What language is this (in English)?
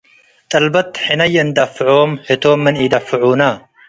Tigre